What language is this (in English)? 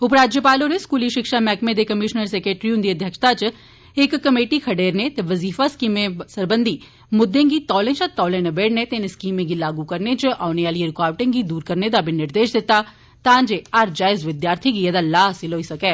Dogri